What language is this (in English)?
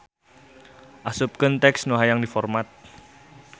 Sundanese